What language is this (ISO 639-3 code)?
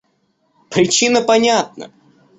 rus